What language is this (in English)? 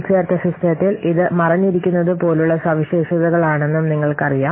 Malayalam